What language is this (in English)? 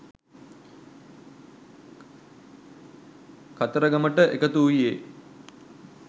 Sinhala